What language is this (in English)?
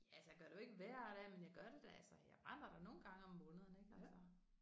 Danish